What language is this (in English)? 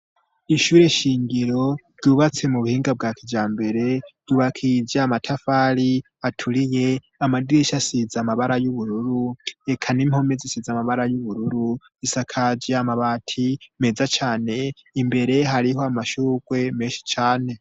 Rundi